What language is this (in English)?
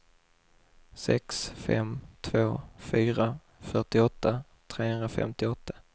Swedish